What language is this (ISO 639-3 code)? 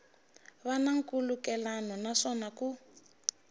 tso